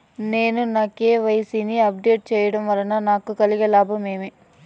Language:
Telugu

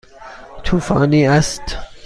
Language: Persian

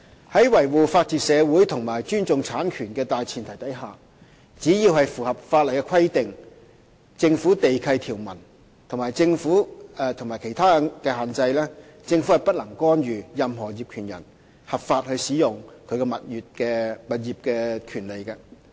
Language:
Cantonese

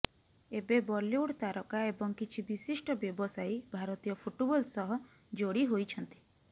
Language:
Odia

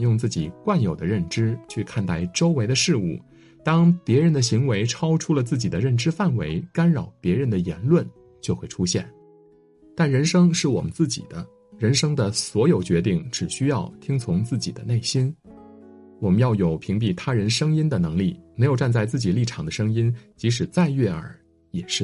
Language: Chinese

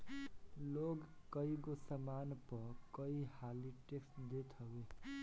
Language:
Bhojpuri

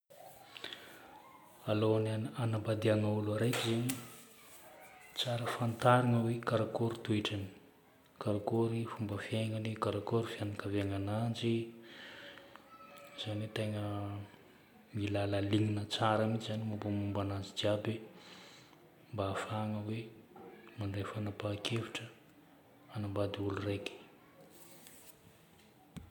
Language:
Northern Betsimisaraka Malagasy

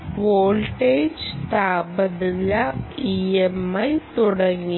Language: Malayalam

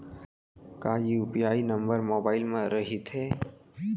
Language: Chhattisgarhi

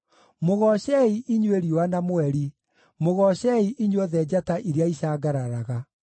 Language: Kikuyu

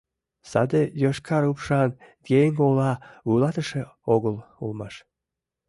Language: Mari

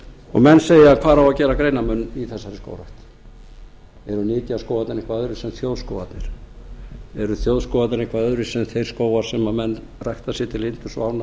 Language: Icelandic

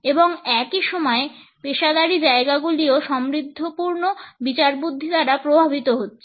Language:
Bangla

